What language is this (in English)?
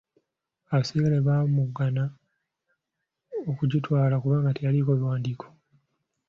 Ganda